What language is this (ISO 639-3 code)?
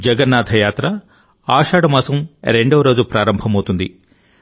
tel